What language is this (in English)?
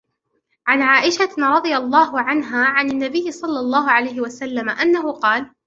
Arabic